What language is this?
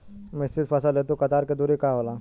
Bhojpuri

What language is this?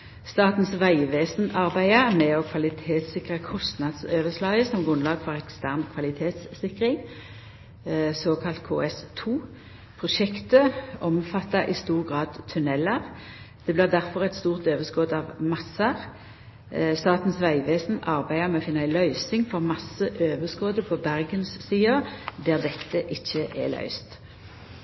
Norwegian Nynorsk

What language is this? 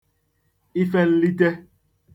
Igbo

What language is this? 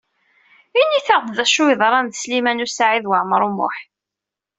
Kabyle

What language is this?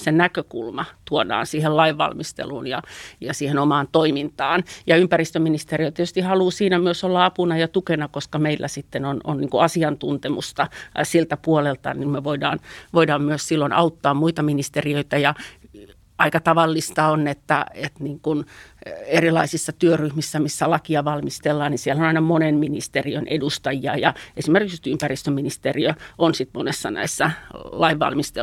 Finnish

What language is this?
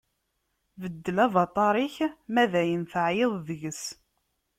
Kabyle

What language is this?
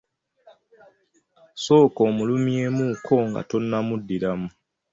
Ganda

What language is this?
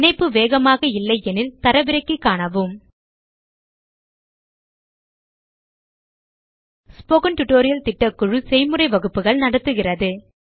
Tamil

